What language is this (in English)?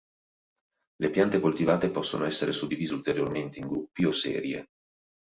Italian